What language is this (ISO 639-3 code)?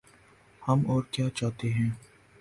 urd